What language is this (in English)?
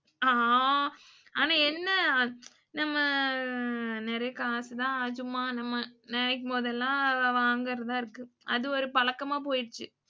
Tamil